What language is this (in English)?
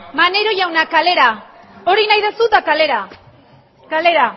Basque